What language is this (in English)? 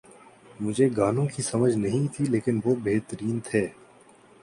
Urdu